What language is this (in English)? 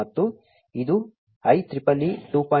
Kannada